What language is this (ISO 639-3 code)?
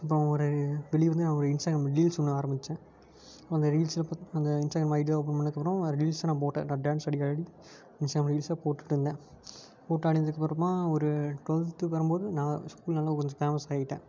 tam